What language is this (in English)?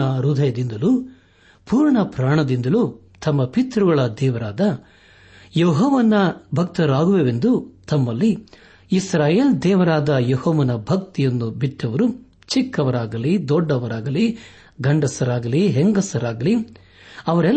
Kannada